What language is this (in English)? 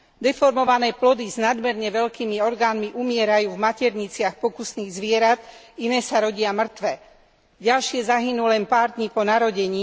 Slovak